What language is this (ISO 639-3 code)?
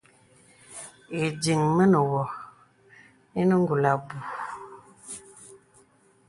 beb